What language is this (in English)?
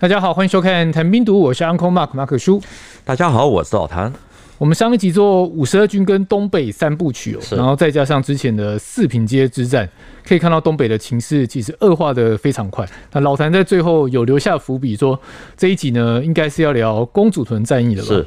Chinese